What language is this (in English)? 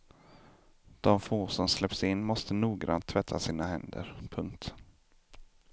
Swedish